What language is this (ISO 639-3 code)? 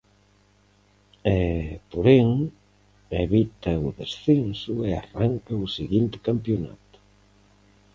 glg